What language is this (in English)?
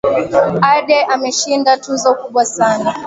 Swahili